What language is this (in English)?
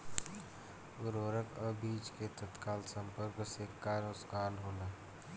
Bhojpuri